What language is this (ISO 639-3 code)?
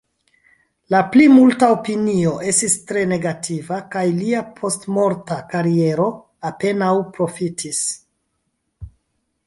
epo